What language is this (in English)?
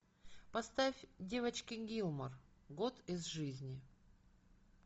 Russian